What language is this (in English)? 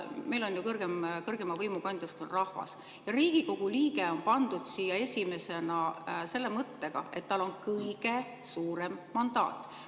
Estonian